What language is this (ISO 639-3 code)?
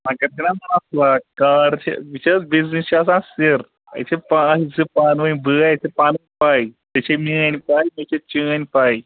kas